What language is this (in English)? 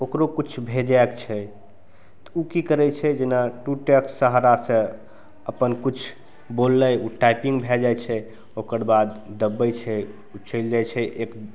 Maithili